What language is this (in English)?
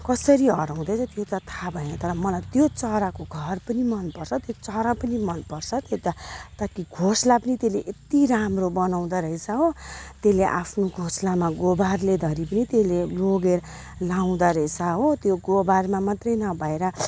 Nepali